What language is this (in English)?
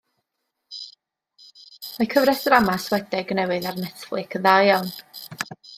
Welsh